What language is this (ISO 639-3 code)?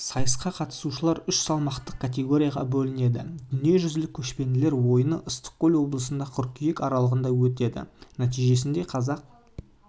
kaz